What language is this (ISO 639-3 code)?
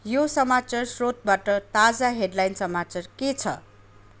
nep